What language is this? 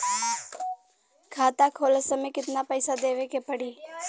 Bhojpuri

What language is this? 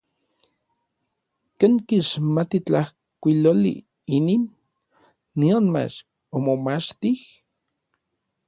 Orizaba Nahuatl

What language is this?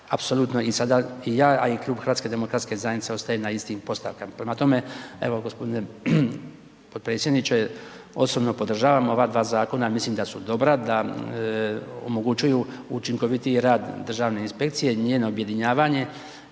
Croatian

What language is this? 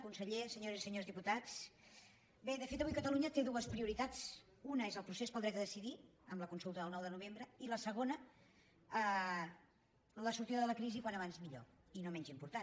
Catalan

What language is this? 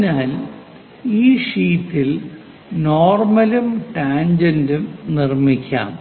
Malayalam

